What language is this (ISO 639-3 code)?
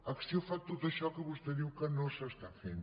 cat